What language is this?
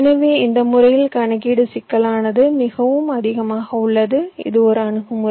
Tamil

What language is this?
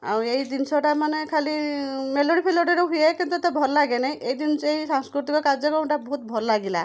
Odia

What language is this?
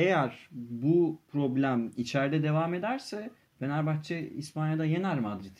Turkish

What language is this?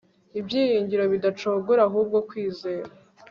Kinyarwanda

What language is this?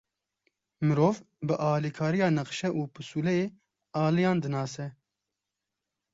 Kurdish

